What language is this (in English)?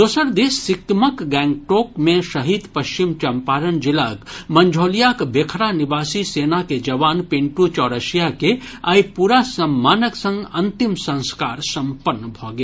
Maithili